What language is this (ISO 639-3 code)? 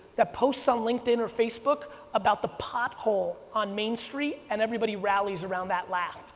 eng